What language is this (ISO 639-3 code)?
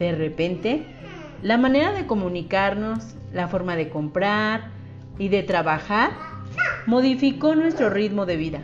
spa